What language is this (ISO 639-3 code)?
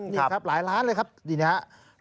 tha